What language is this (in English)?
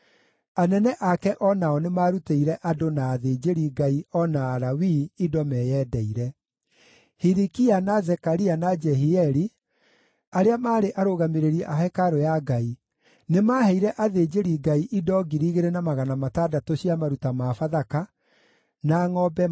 Kikuyu